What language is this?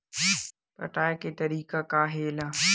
Chhattisgarhi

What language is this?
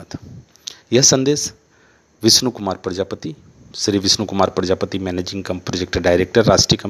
Hindi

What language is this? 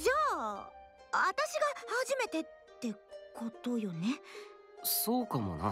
Japanese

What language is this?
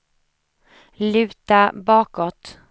Swedish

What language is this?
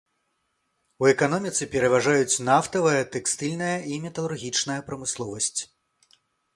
Belarusian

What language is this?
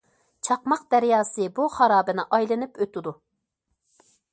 Uyghur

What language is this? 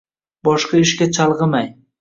Uzbek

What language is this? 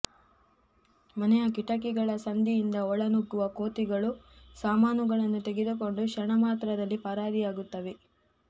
Kannada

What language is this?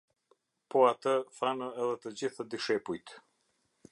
Albanian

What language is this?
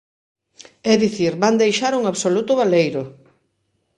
Galician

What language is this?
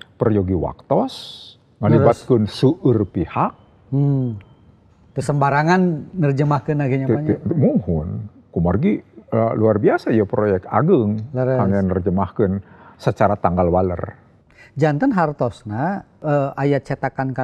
Indonesian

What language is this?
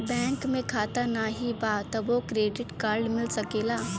Bhojpuri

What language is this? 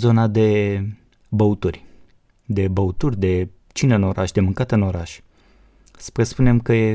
Romanian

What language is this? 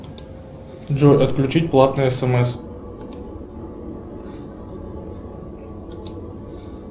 Russian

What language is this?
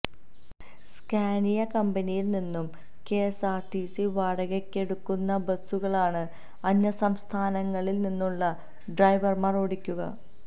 Malayalam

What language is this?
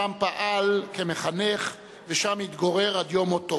Hebrew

